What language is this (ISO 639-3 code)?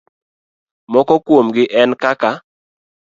luo